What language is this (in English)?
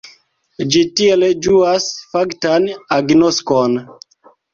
Esperanto